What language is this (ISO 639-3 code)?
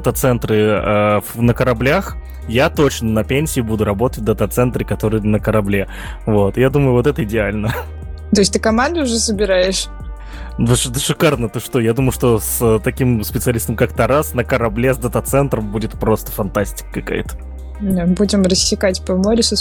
rus